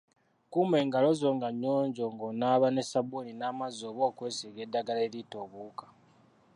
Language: Ganda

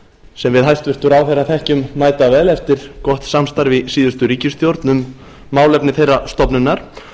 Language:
Icelandic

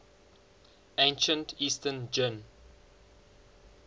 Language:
English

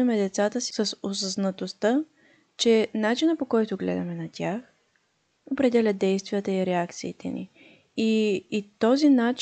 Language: Bulgarian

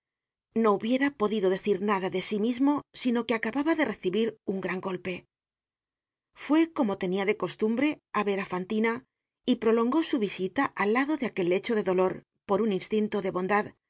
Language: Spanish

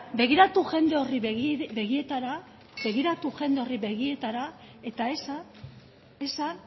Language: Basque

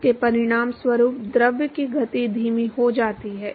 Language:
Hindi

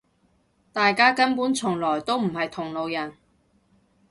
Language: Cantonese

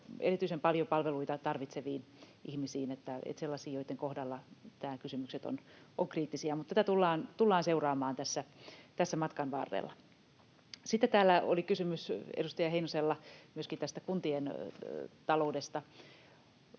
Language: Finnish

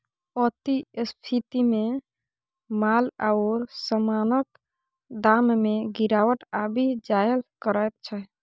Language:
Maithili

